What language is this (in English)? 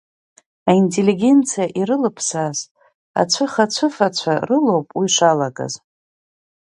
Abkhazian